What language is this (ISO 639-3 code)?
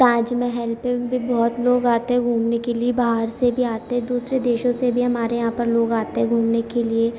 urd